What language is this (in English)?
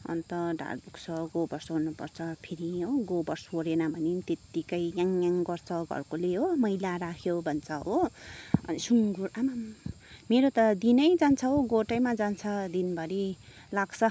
Nepali